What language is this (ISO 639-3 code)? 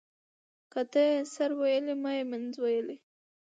pus